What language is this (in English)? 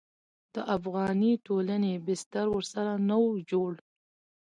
Pashto